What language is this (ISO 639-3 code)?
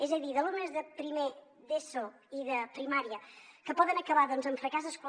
cat